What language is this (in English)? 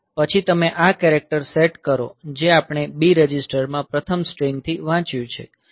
Gujarati